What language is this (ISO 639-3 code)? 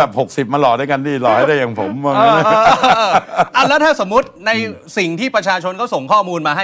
tha